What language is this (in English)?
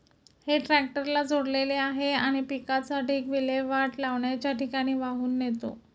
Marathi